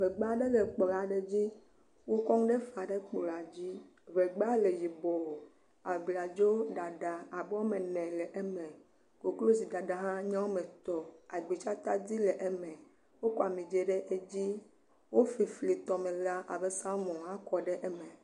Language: Ewe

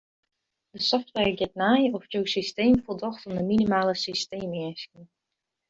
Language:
Western Frisian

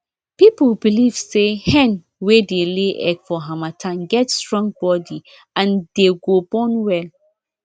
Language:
Nigerian Pidgin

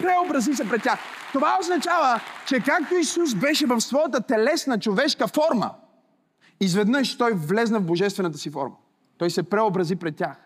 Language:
Bulgarian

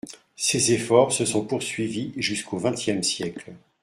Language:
French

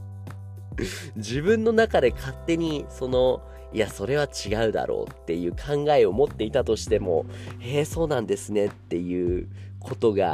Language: Japanese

